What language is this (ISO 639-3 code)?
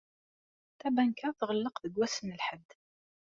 kab